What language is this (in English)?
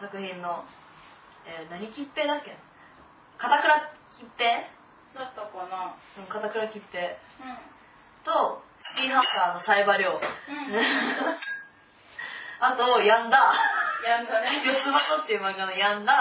Japanese